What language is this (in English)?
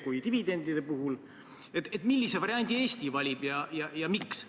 Estonian